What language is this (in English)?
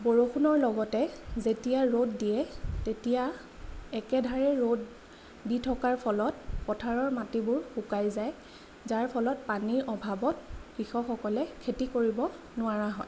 Assamese